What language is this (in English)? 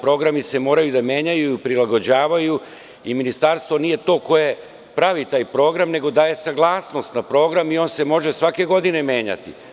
Serbian